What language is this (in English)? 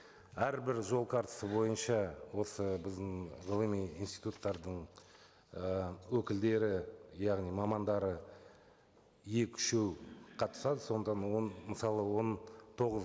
Kazakh